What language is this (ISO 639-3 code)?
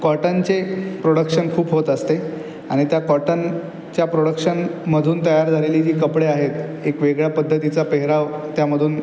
mar